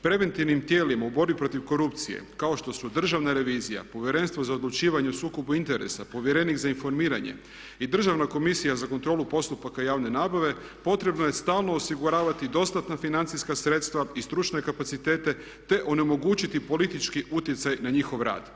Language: Croatian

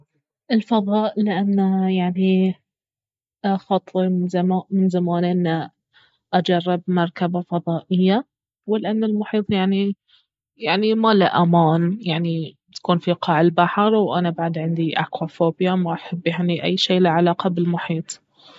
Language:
Baharna Arabic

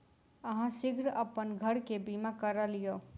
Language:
Maithili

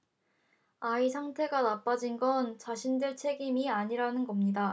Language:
Korean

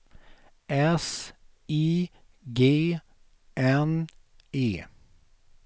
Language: Swedish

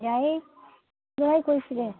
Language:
Manipuri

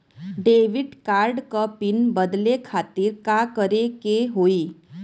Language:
Bhojpuri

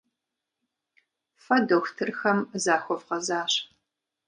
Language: Kabardian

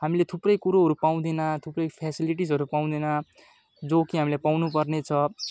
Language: Nepali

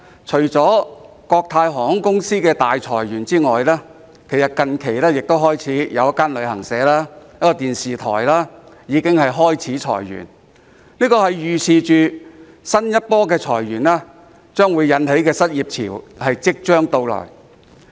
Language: Cantonese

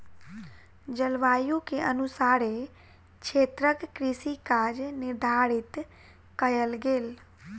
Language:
Maithili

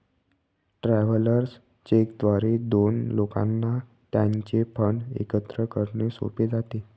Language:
Marathi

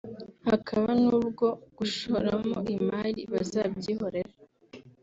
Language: Kinyarwanda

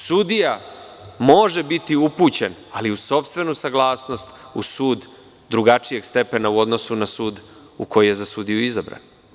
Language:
Serbian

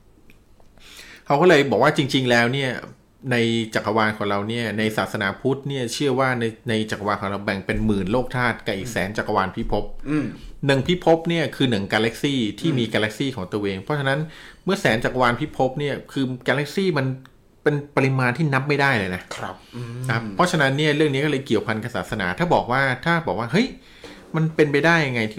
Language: Thai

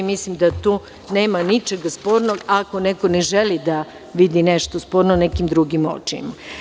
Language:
Serbian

